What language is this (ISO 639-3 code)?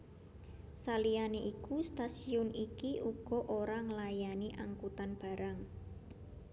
jav